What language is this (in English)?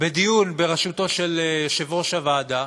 Hebrew